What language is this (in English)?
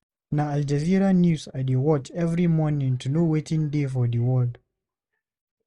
Nigerian Pidgin